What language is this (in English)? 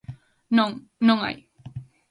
Galician